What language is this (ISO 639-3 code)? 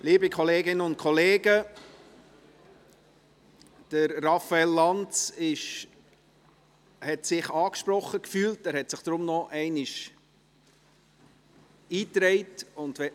gsw